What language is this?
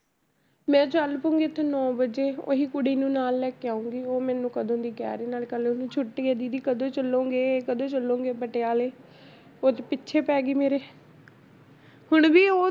Punjabi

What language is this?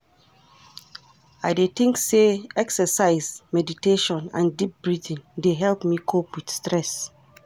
Nigerian Pidgin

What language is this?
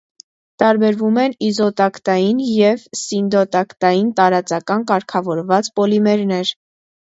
Armenian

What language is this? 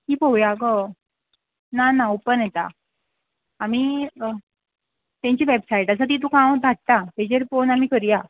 Konkani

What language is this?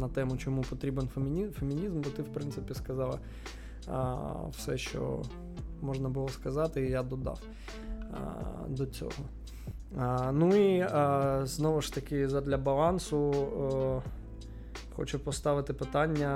Ukrainian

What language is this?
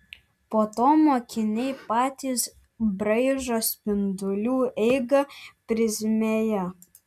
Lithuanian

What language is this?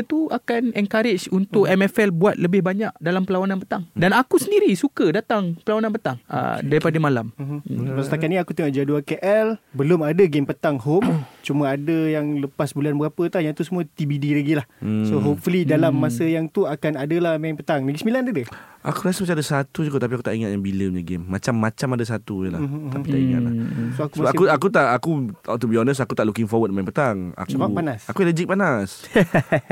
Malay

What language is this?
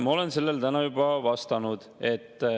Estonian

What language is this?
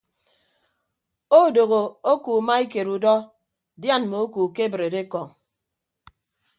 Ibibio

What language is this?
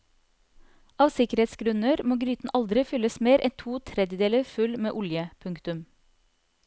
Norwegian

